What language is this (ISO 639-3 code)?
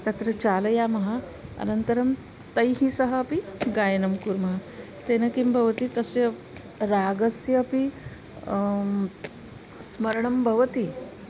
san